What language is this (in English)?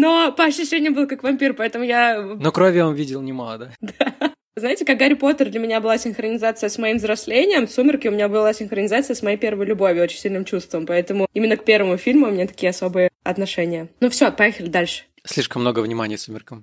Russian